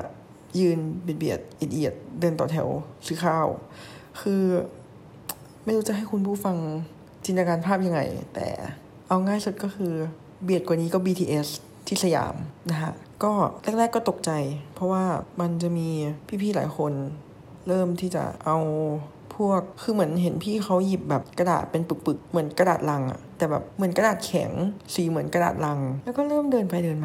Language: Thai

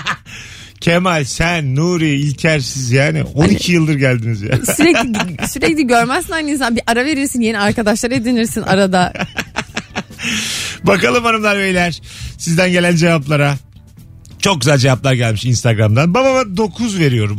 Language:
Turkish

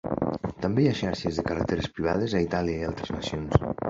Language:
Catalan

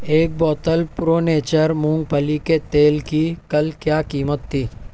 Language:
Urdu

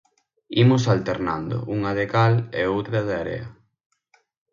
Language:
Galician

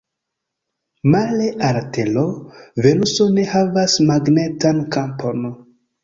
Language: Esperanto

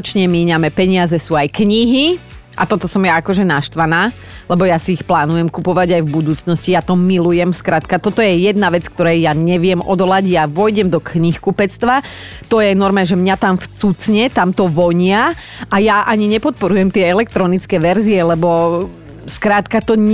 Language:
Slovak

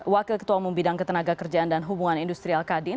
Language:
Indonesian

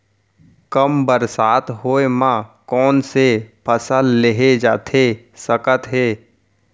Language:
Chhattisgarhi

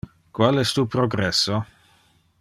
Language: Interlingua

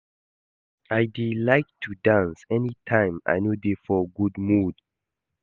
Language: Nigerian Pidgin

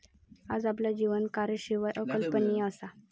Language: Marathi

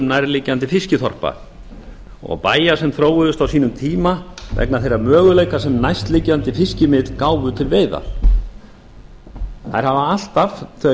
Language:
Icelandic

